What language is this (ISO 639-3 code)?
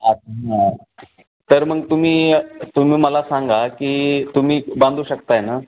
mar